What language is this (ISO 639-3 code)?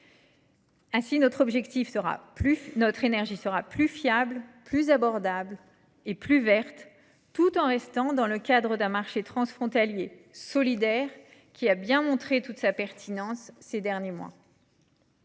fra